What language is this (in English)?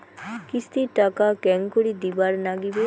Bangla